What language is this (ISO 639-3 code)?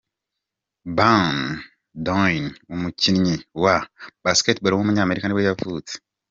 kin